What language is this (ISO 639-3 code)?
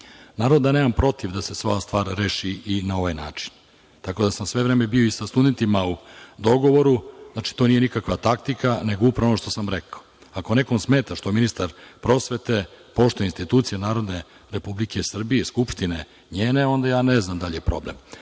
srp